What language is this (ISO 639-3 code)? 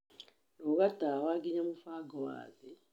kik